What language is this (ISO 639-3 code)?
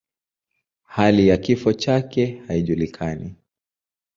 swa